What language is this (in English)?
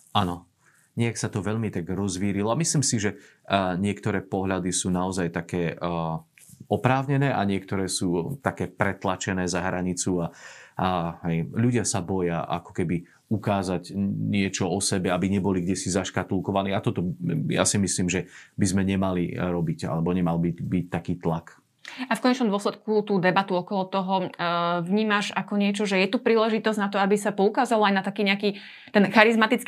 Slovak